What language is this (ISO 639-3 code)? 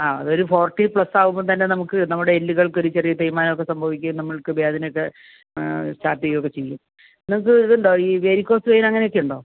mal